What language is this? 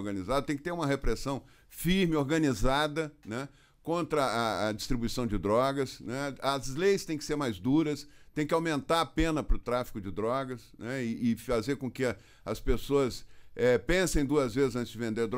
Portuguese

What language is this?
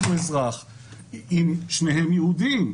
Hebrew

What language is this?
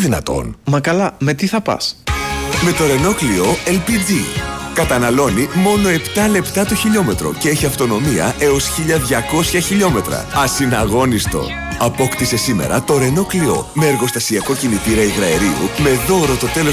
Greek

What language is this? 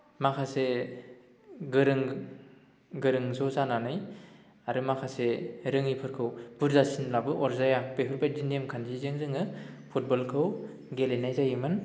Bodo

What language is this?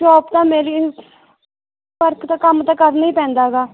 Punjabi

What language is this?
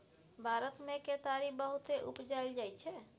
Maithili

